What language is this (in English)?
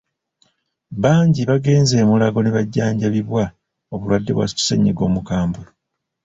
Ganda